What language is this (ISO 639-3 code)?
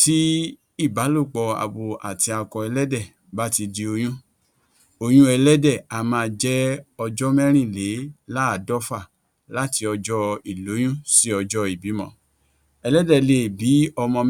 yor